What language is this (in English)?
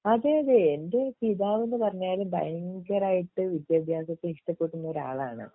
Malayalam